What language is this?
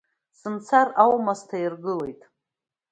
Abkhazian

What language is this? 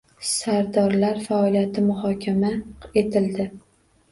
Uzbek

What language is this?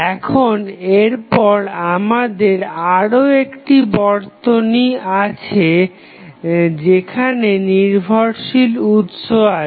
Bangla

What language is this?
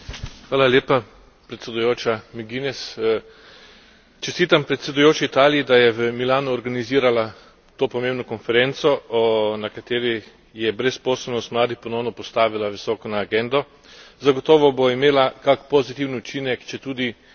Slovenian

